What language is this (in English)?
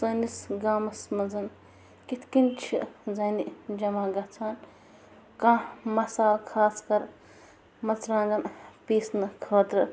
Kashmiri